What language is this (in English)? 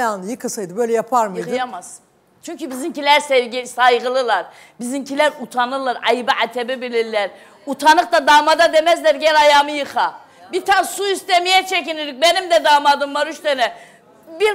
Turkish